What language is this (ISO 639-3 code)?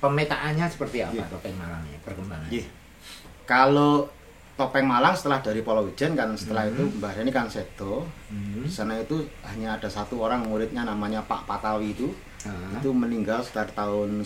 ind